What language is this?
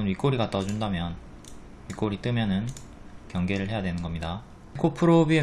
Korean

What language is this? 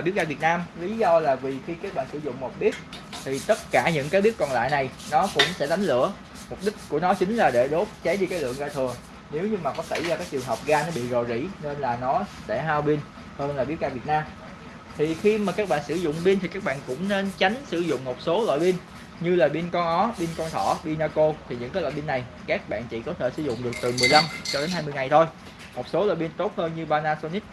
Vietnamese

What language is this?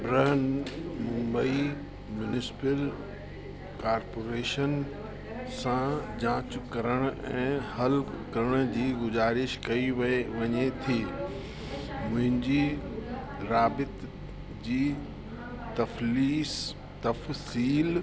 Sindhi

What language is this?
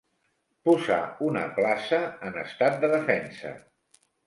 Catalan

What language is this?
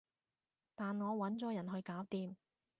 Cantonese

